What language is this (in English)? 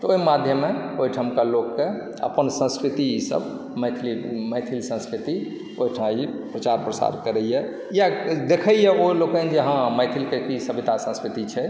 Maithili